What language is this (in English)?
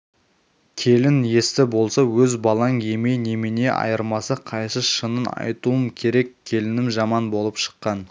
Kazakh